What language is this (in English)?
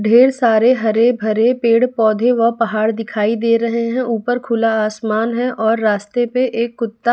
Hindi